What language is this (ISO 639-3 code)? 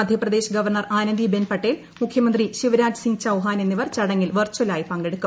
mal